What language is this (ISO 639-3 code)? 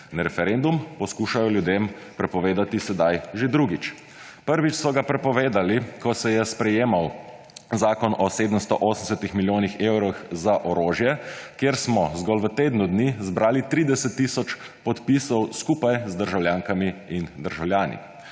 slv